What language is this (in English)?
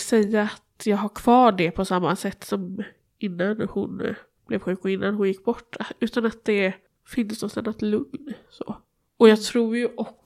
Swedish